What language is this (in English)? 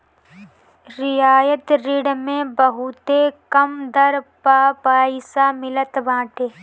Bhojpuri